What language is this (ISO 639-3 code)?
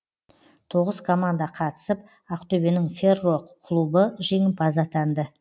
kaz